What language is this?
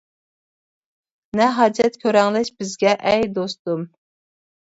Uyghur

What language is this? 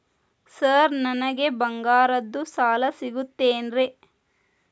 Kannada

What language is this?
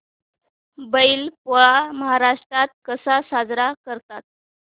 Marathi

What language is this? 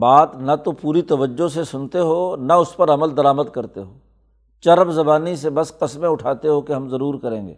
Urdu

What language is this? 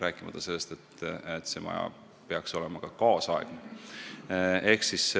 Estonian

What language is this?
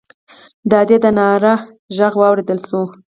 Pashto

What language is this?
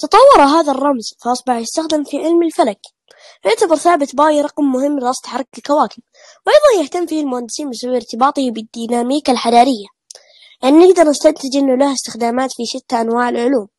Arabic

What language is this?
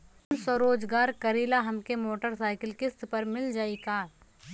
Bhojpuri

